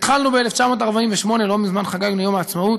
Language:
Hebrew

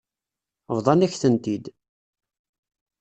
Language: Kabyle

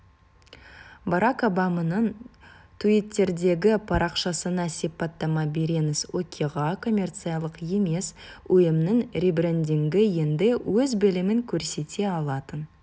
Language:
Kazakh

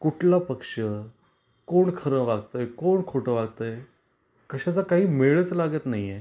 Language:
Marathi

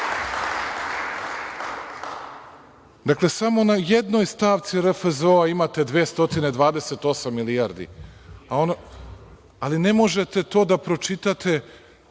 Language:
Serbian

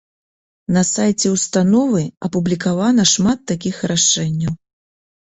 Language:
Belarusian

